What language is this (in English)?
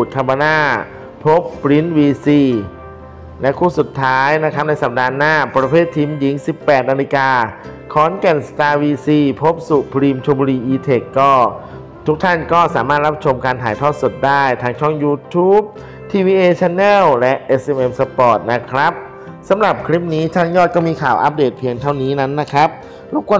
Thai